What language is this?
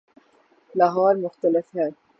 Urdu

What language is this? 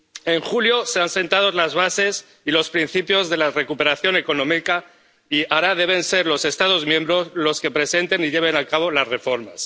Spanish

